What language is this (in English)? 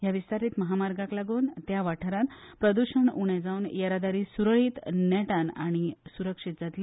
Konkani